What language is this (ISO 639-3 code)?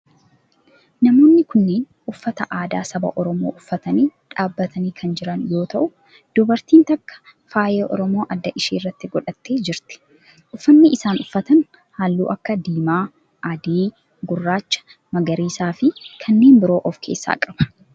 orm